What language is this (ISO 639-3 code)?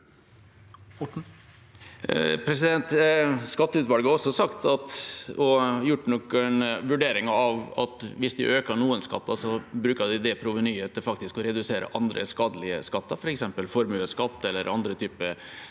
nor